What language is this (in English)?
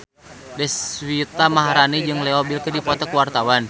Sundanese